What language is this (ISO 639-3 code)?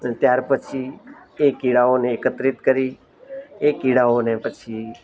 guj